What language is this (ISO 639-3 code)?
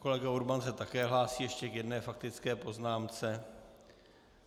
ces